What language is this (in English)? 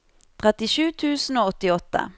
Norwegian